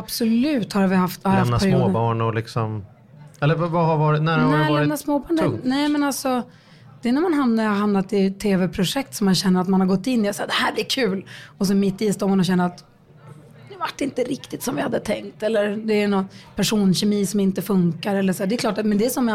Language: Swedish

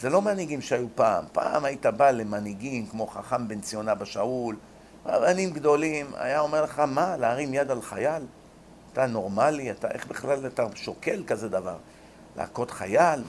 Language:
Hebrew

